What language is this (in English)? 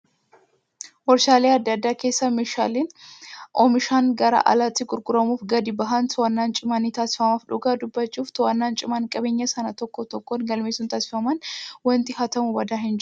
Oromo